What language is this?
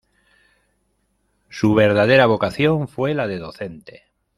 Spanish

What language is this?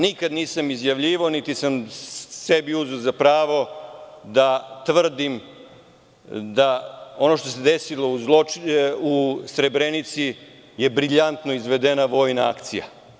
Serbian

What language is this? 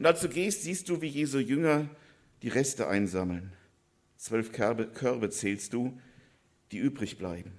German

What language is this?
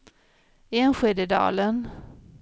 Swedish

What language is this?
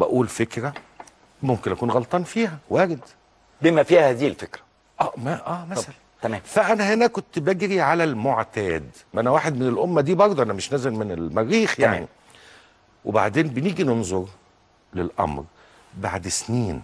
Arabic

